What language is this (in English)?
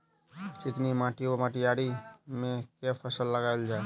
Maithili